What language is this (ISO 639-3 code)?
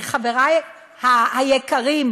heb